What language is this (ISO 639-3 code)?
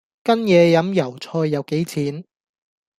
yue